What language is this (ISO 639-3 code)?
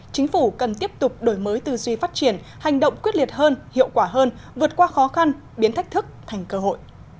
vie